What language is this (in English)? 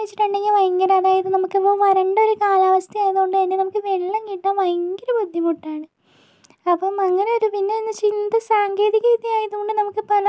Malayalam